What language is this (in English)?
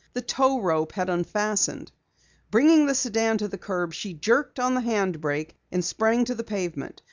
English